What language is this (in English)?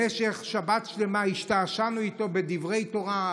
Hebrew